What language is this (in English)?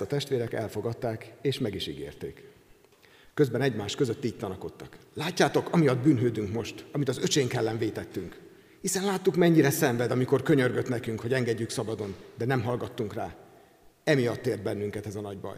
Hungarian